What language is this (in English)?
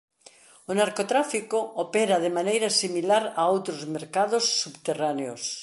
Galician